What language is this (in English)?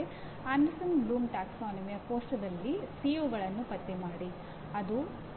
Kannada